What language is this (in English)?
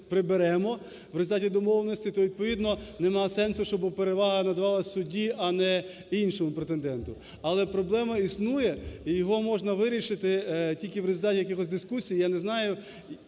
Ukrainian